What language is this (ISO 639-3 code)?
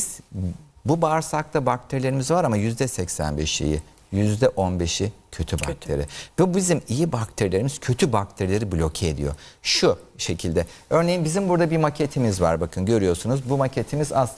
tur